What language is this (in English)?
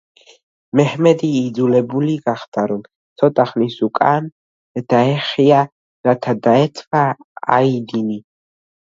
Georgian